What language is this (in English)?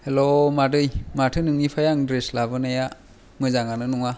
Bodo